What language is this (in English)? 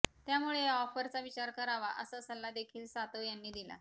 Marathi